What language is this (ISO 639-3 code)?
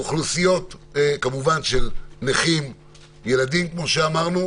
heb